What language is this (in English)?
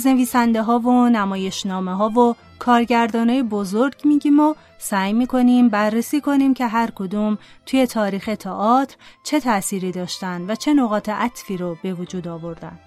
Persian